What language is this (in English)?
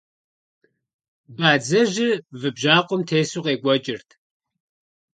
Kabardian